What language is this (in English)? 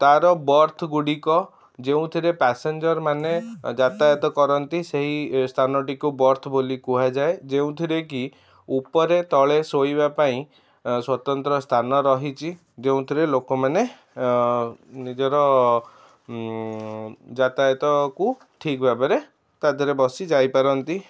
Odia